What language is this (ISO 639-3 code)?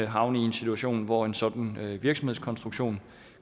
dan